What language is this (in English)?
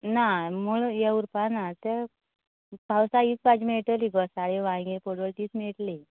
Konkani